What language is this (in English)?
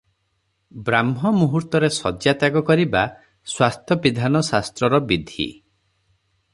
Odia